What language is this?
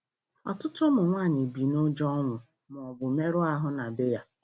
Igbo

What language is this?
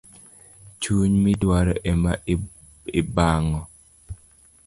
Luo (Kenya and Tanzania)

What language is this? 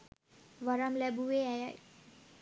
Sinhala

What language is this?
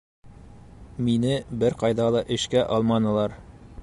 Bashkir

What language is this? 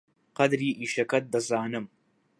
Central Kurdish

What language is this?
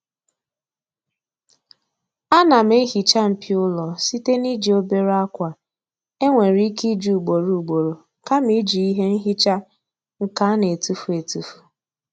Igbo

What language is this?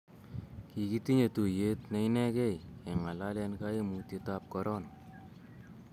Kalenjin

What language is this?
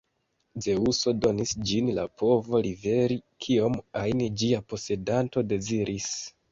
Esperanto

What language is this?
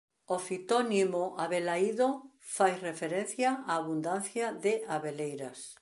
Galician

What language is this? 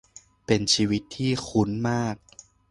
Thai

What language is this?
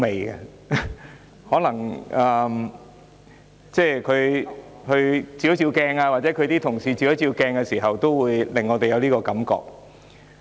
Cantonese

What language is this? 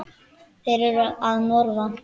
Icelandic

